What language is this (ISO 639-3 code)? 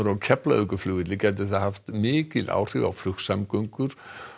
isl